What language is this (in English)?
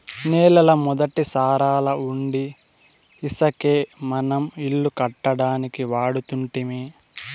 Telugu